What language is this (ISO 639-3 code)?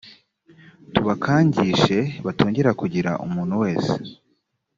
kin